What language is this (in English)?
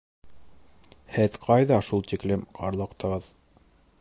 Bashkir